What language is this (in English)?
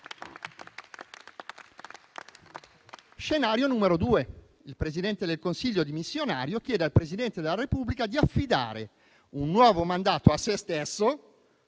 Italian